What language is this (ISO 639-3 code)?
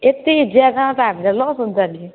nep